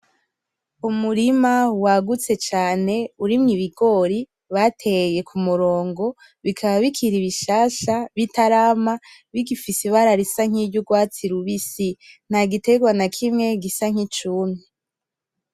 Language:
Rundi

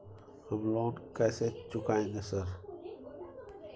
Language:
Maithili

